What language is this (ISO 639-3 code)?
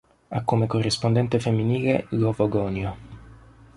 ita